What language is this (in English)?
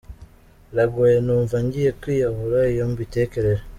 Kinyarwanda